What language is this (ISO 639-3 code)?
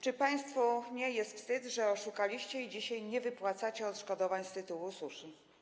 pol